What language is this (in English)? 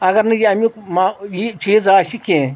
Kashmiri